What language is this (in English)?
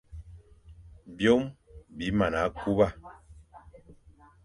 Fang